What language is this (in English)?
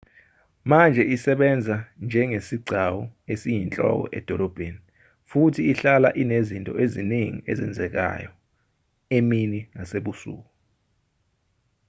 Zulu